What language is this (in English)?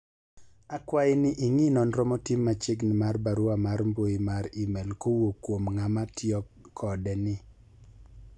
Luo (Kenya and Tanzania)